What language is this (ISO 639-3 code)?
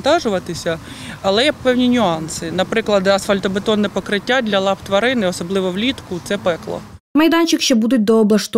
ukr